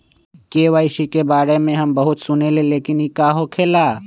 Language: Magahi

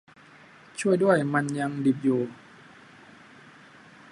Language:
Thai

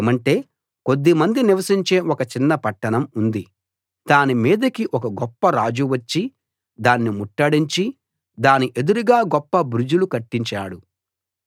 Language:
Telugu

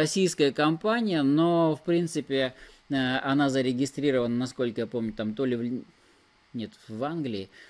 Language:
Russian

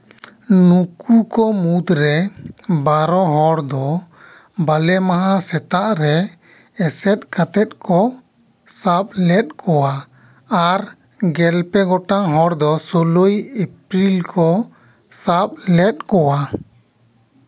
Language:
Santali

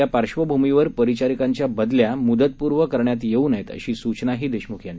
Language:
Marathi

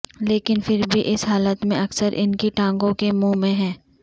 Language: Urdu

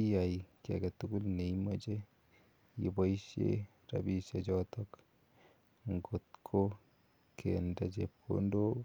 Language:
Kalenjin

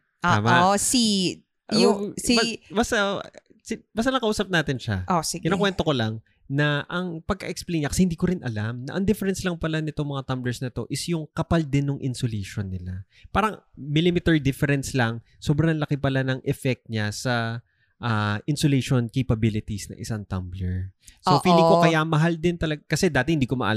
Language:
Filipino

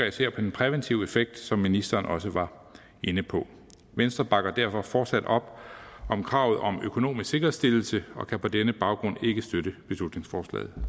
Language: Danish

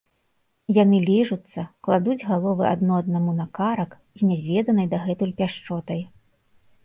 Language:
Belarusian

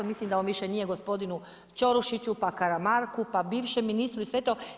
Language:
Croatian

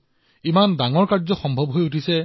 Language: Assamese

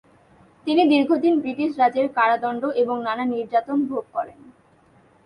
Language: Bangla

